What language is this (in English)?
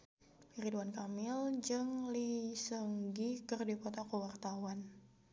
Sundanese